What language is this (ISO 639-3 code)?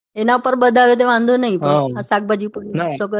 guj